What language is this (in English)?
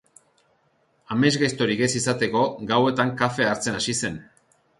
Basque